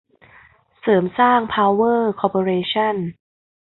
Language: Thai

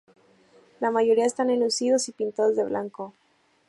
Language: Spanish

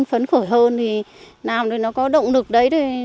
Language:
Vietnamese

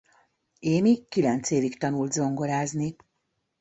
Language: Hungarian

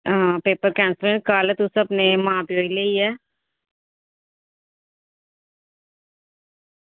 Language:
Dogri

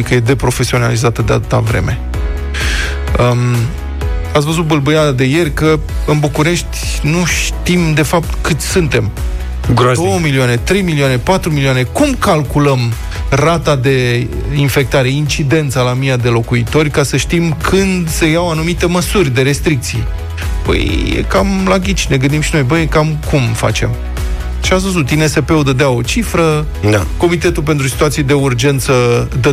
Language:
Romanian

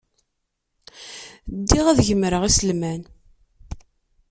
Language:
Kabyle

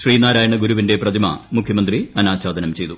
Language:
Malayalam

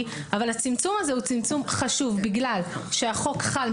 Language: Hebrew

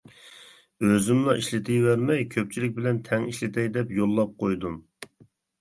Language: Uyghur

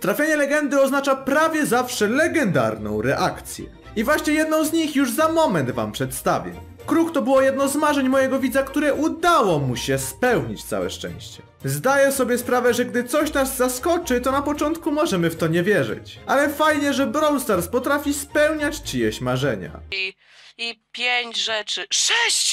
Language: Polish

